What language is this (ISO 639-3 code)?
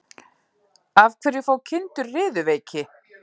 isl